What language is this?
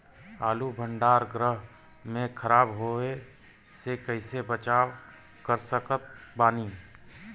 Bhojpuri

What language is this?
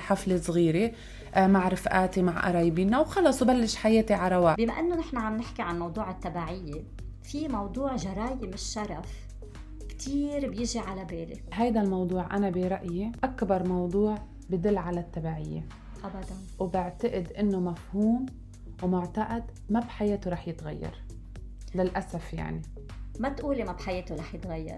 Arabic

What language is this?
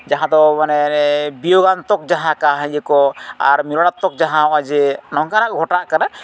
Santali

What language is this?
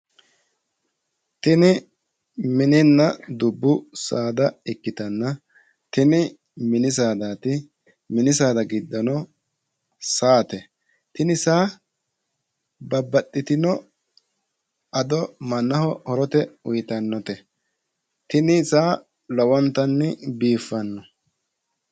Sidamo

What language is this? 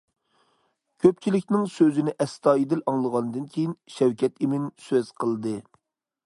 Uyghur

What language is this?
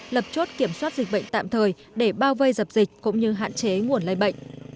Vietnamese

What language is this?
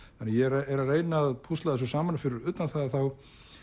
Icelandic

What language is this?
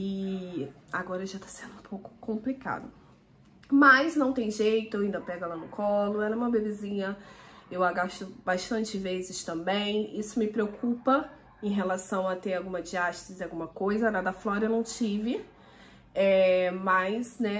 Portuguese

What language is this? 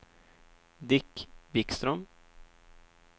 Swedish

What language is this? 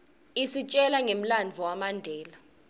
Swati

